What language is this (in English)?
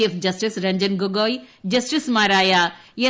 Malayalam